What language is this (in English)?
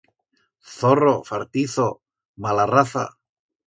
Aragonese